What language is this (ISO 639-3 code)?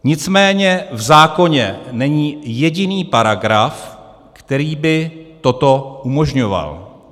ces